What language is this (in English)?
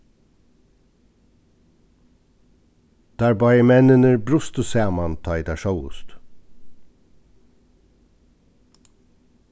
Faroese